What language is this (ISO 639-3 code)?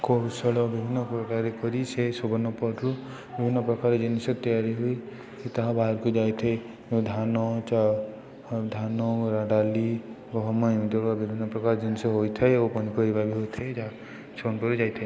ori